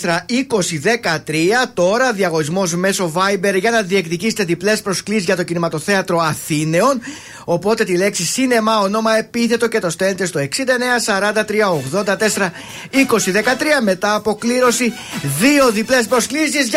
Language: Greek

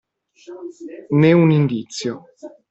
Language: Italian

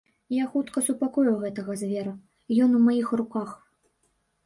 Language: Belarusian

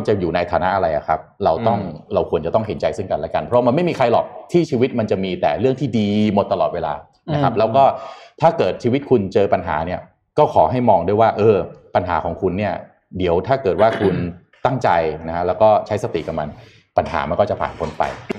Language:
Thai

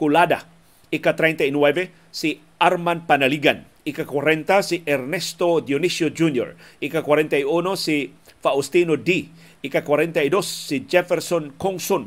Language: Filipino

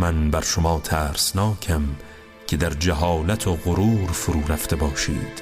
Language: Persian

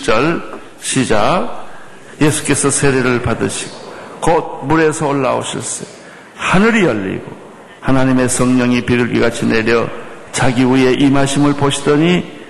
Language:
Korean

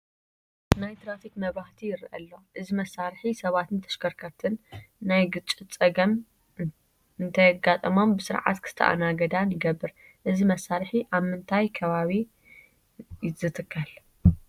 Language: Tigrinya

